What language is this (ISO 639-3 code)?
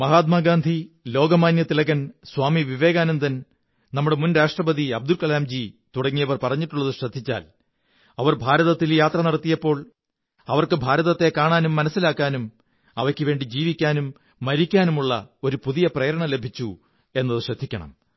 mal